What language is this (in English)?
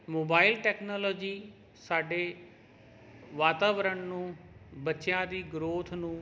Punjabi